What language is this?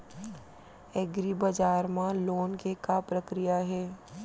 Chhattisgarhi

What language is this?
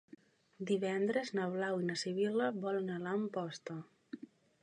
Catalan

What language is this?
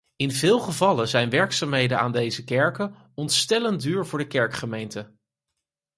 Dutch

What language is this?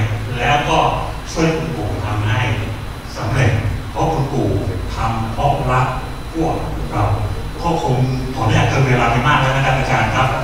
Thai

